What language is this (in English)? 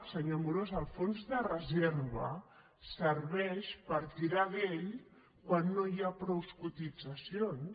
Catalan